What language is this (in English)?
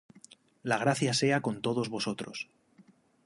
Spanish